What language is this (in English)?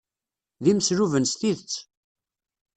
Kabyle